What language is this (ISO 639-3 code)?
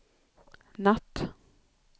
swe